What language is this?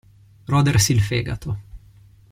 Italian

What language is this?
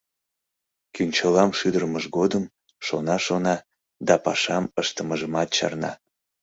Mari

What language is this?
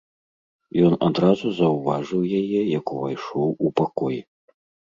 Belarusian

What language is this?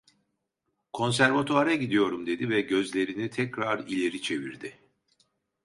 Turkish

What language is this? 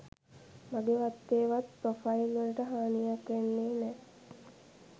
Sinhala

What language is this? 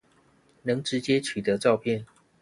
Chinese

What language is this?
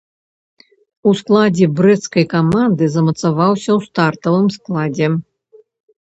Belarusian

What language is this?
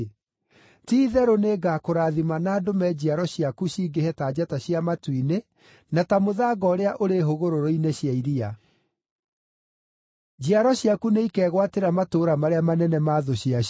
Kikuyu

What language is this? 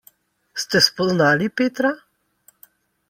Slovenian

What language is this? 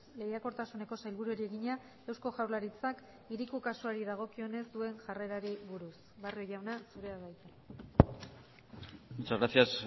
Basque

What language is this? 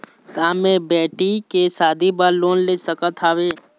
Chhattisgarhi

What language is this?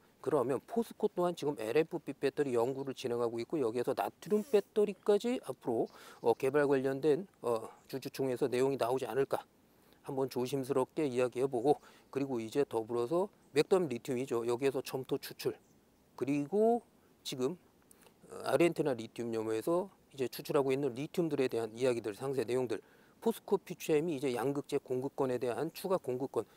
Korean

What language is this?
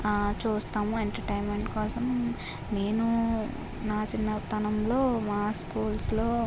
Telugu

